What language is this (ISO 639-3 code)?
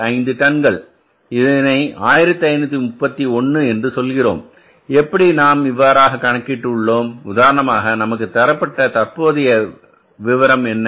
tam